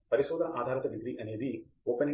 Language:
Telugu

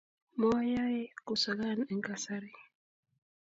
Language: Kalenjin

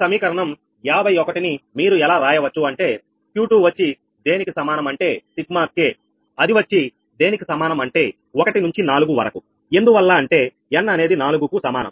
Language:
Telugu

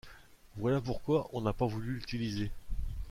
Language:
French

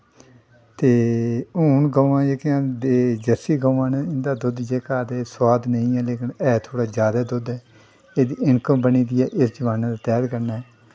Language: Dogri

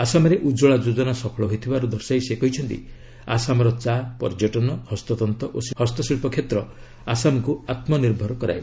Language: Odia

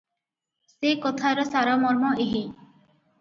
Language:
Odia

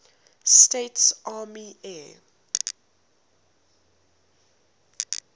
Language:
English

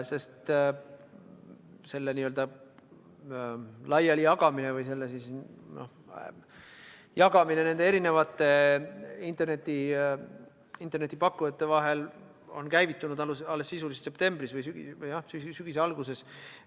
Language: Estonian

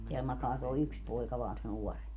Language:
Finnish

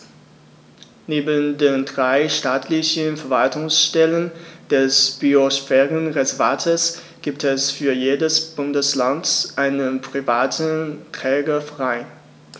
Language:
German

